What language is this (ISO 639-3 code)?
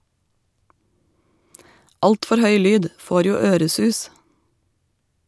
nor